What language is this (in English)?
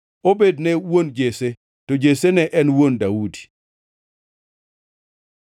Luo (Kenya and Tanzania)